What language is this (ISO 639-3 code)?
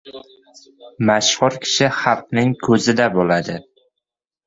uzb